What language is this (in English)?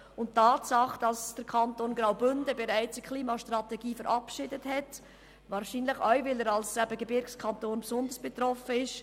Swiss German